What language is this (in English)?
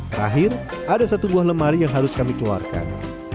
Indonesian